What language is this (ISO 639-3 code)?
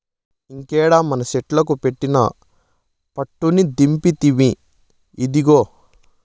tel